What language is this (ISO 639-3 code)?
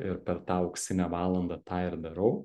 lit